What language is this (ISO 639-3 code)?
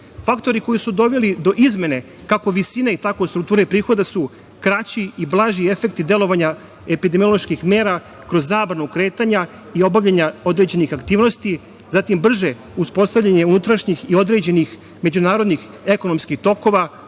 srp